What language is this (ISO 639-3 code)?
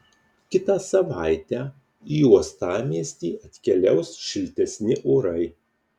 lit